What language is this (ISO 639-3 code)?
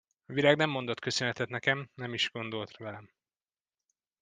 hun